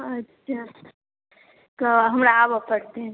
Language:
Maithili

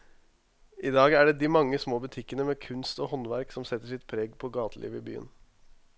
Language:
Norwegian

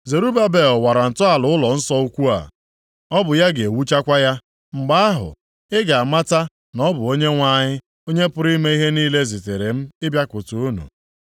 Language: Igbo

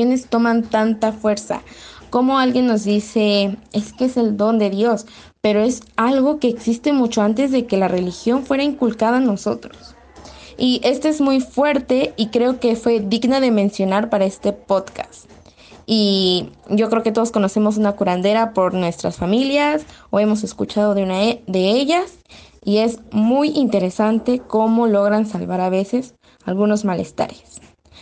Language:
Spanish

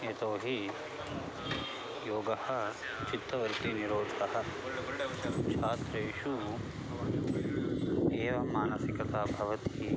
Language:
Sanskrit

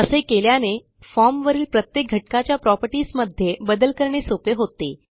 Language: Marathi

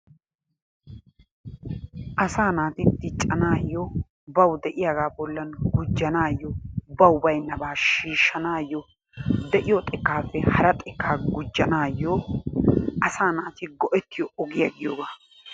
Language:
Wolaytta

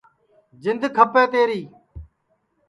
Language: Sansi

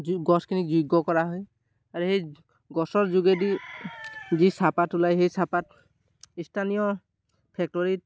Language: Assamese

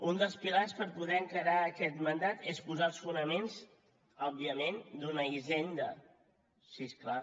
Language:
Catalan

